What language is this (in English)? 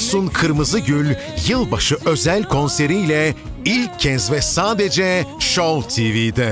Turkish